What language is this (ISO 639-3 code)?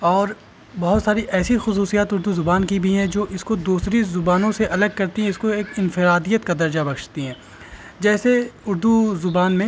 urd